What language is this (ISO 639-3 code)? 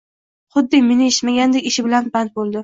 uzb